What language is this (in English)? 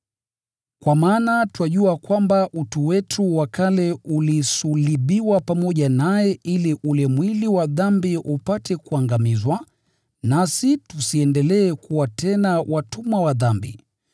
Swahili